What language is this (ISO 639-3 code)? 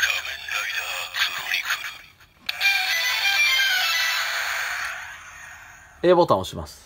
jpn